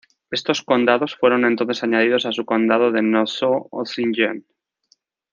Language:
Spanish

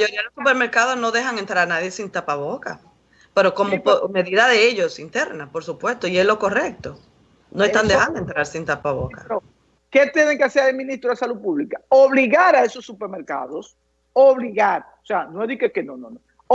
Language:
Spanish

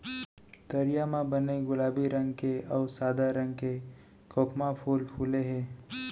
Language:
Chhattisgarhi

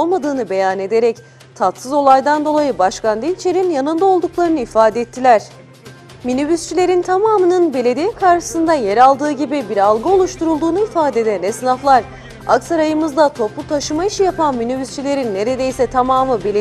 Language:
Turkish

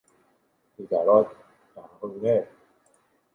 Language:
Thai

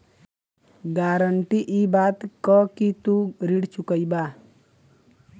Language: Bhojpuri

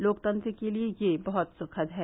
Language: Hindi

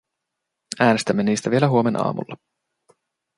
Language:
Finnish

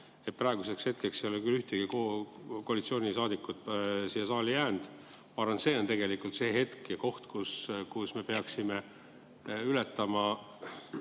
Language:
Estonian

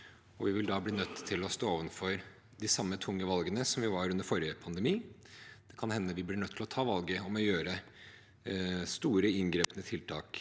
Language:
Norwegian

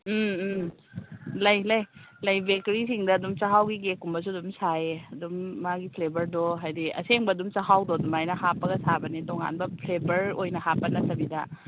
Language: Manipuri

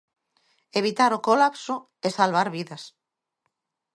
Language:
Galician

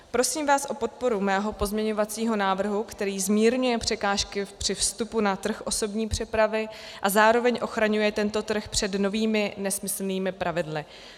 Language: Czech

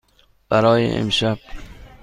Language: Persian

